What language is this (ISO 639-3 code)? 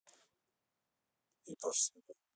rus